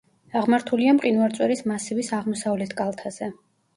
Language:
Georgian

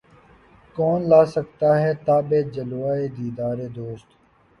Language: Urdu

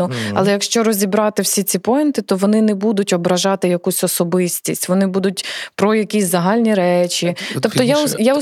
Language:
Ukrainian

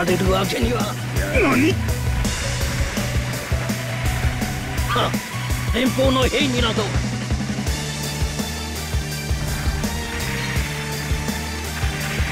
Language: Japanese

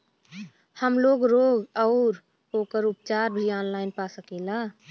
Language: Bhojpuri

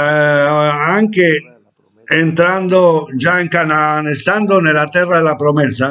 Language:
Italian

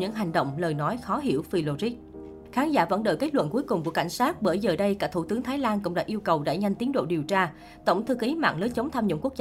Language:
Vietnamese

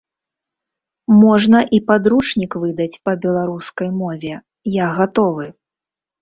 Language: Belarusian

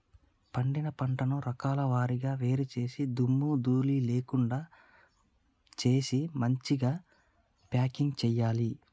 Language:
Telugu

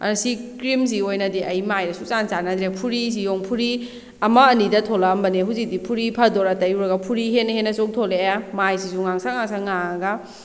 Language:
Manipuri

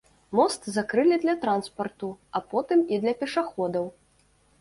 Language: Belarusian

